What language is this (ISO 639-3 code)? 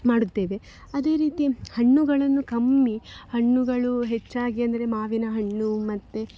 kan